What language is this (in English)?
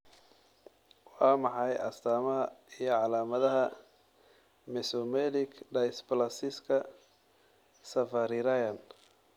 Somali